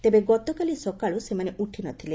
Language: Odia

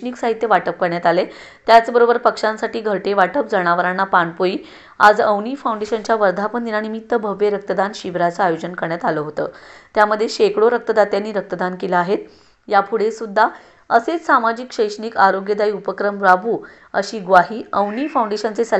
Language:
Marathi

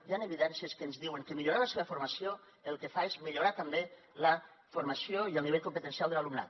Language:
Catalan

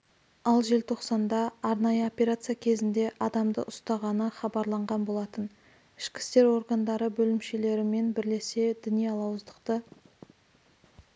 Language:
Kazakh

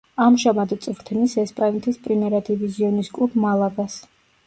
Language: Georgian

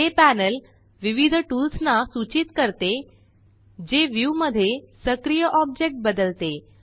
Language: Marathi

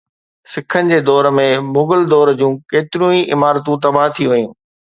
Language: Sindhi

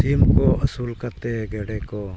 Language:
Santali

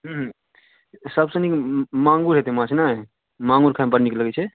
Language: Maithili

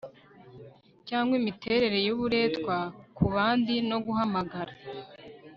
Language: Kinyarwanda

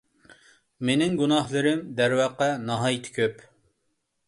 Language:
Uyghur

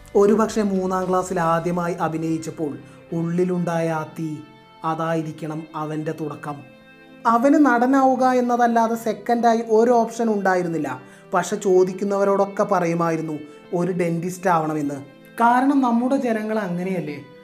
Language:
Malayalam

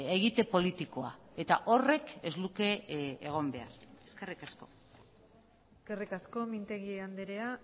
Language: Basque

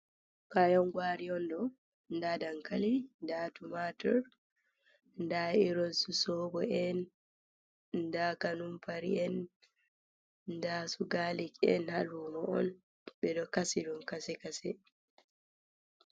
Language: Fula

